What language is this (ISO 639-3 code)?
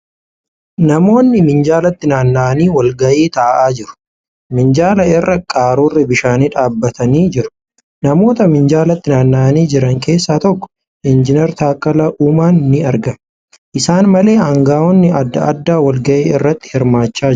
orm